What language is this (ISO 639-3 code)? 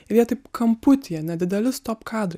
lit